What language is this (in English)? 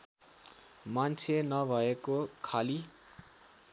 Nepali